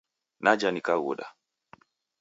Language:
Taita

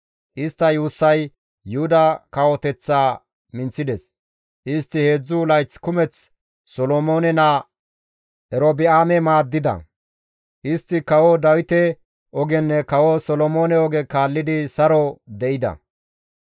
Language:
Gamo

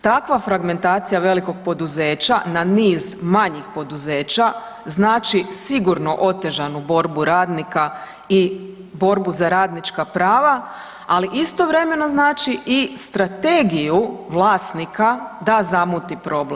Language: Croatian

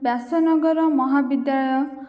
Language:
Odia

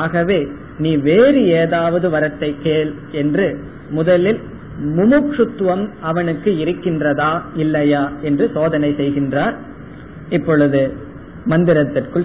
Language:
Tamil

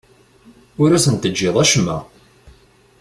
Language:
Kabyle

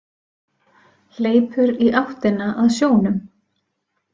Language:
Icelandic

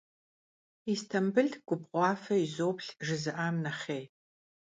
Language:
Kabardian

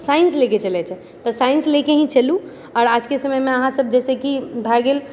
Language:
Maithili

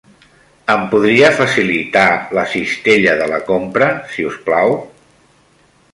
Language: Catalan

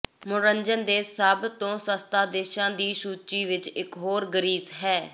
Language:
Punjabi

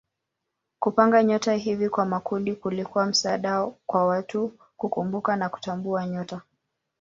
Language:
Swahili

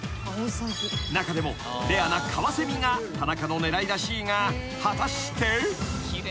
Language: Japanese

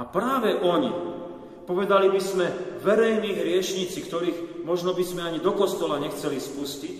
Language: Slovak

